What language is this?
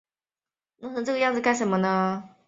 Chinese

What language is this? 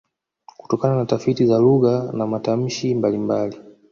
Swahili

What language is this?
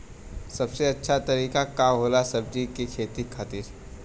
Bhojpuri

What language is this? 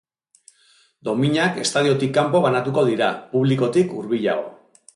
Basque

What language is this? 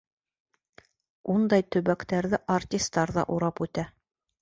Bashkir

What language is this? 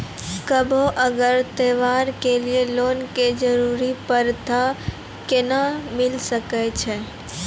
Maithili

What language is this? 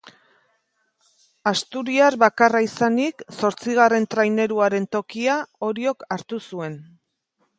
Basque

